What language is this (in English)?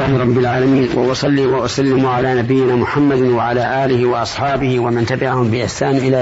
Arabic